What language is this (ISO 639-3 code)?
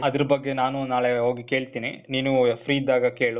kan